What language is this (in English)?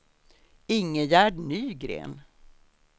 Swedish